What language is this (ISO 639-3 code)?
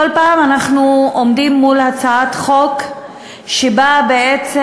heb